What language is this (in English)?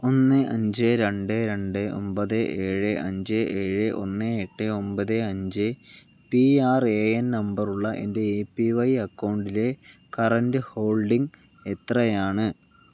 Malayalam